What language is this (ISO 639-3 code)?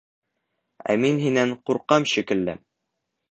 bak